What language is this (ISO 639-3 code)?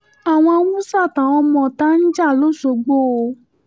yor